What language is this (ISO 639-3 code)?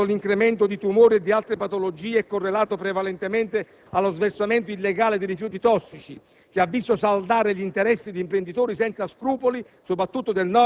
ita